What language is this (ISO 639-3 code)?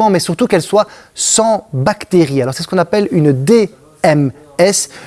fra